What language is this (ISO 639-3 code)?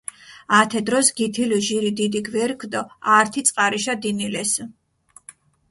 xmf